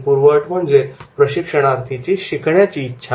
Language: Marathi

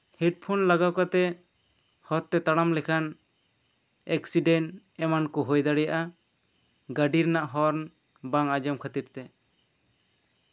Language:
Santali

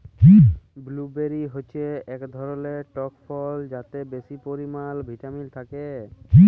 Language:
Bangla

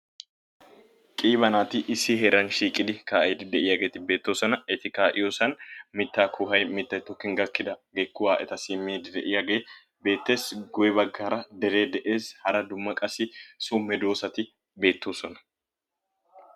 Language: Wolaytta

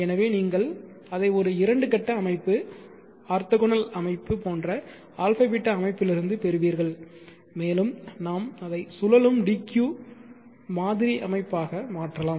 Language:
Tamil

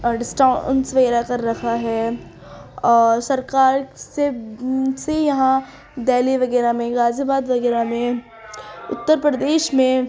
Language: Urdu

